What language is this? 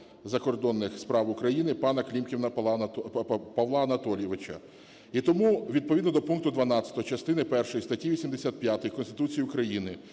Ukrainian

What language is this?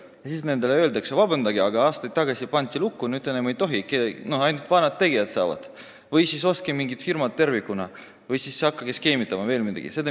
Estonian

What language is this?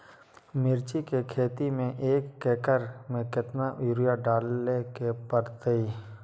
Magahi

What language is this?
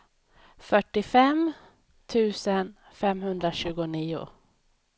Swedish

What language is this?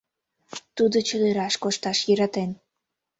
Mari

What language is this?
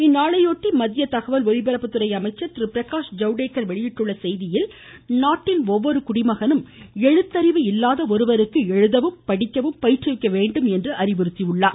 Tamil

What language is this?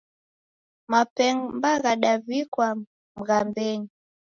Taita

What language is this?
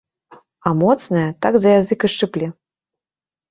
Belarusian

